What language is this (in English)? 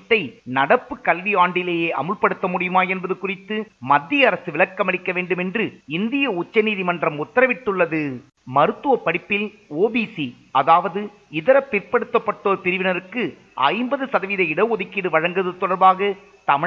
Tamil